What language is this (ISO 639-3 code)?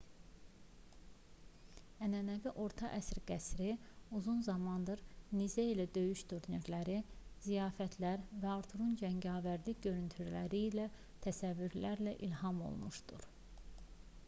aze